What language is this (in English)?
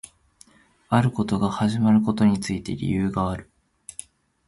Japanese